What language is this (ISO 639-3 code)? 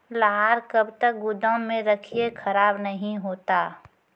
mai